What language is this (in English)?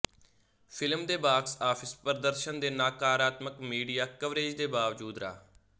Punjabi